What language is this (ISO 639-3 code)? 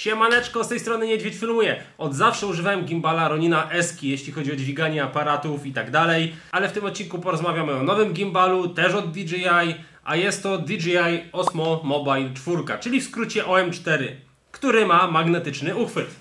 pol